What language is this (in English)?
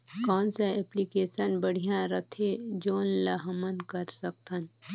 Chhattisgarhi